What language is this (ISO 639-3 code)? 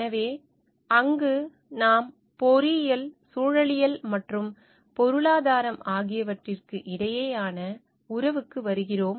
tam